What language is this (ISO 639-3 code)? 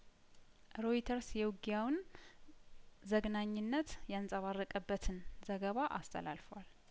amh